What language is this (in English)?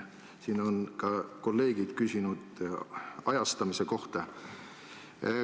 Estonian